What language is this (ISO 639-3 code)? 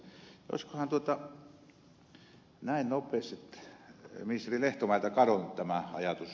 fin